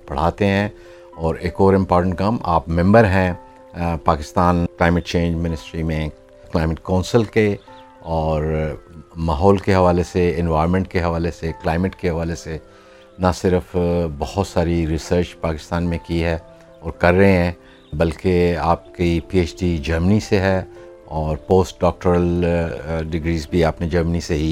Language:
Urdu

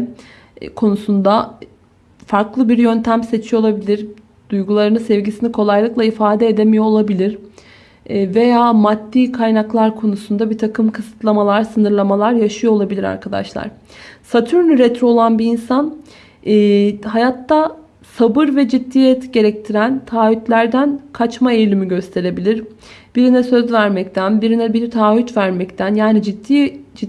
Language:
Turkish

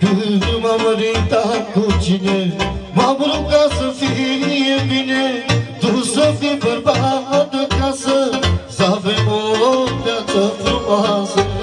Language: Romanian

